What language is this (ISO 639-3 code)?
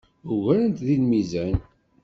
kab